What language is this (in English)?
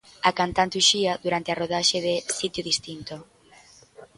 Galician